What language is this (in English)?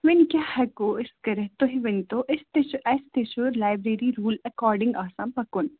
Kashmiri